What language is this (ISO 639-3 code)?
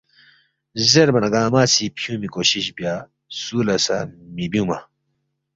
bft